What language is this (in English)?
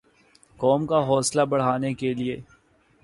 Urdu